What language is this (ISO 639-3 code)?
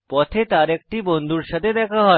ben